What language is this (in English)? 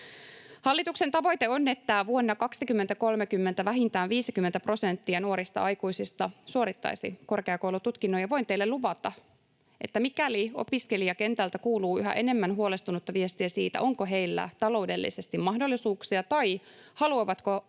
Finnish